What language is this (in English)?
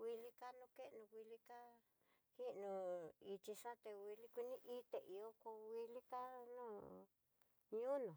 Tidaá Mixtec